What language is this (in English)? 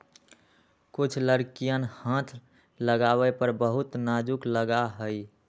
Magahi